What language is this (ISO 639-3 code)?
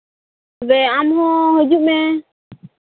sat